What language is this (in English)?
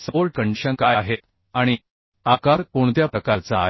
Marathi